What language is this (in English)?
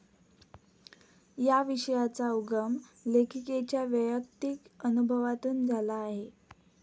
Marathi